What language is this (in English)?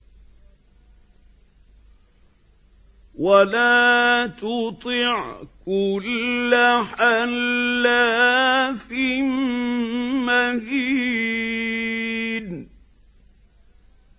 Arabic